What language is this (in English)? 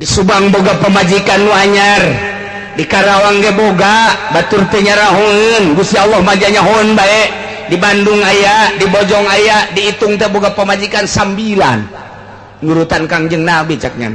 Indonesian